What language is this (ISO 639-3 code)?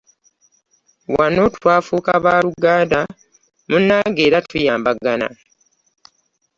lug